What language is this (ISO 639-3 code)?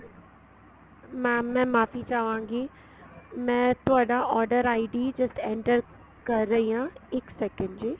pan